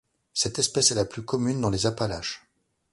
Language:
French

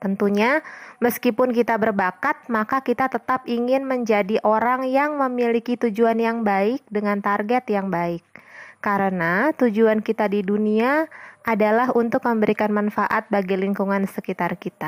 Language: Indonesian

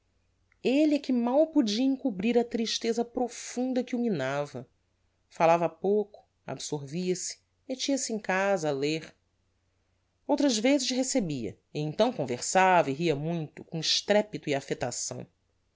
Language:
Portuguese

